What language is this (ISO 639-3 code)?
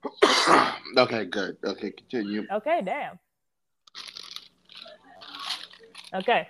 eng